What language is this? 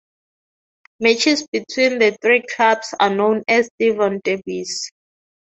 English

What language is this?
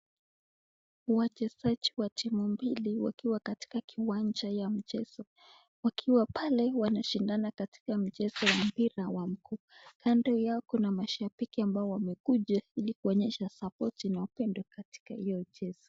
Swahili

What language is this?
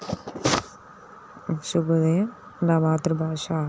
Telugu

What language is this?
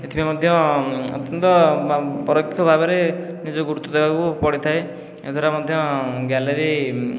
Odia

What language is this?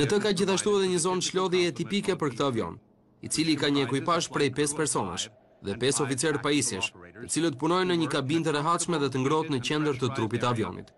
Romanian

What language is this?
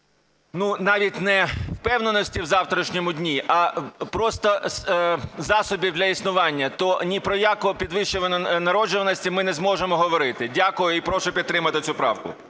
Ukrainian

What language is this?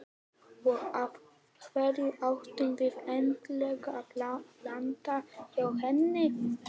Icelandic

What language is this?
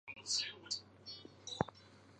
Chinese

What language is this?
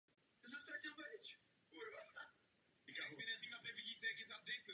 Czech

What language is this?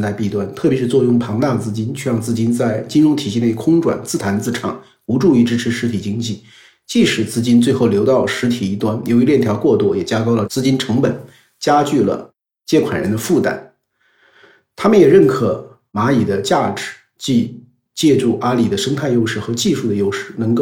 Chinese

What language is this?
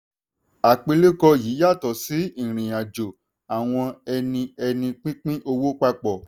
Yoruba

